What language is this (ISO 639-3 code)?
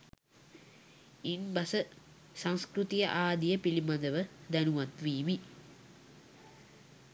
sin